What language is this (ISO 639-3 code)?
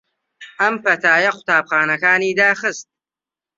ckb